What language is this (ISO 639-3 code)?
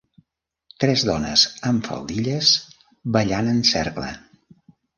cat